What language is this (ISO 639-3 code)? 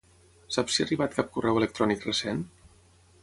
cat